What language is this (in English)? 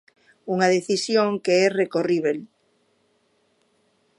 Galician